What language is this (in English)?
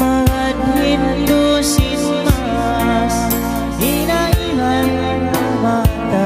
Indonesian